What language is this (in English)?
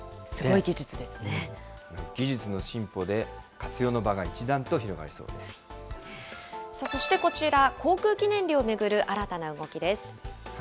Japanese